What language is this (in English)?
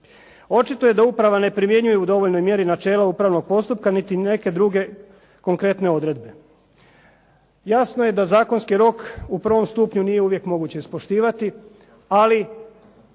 Croatian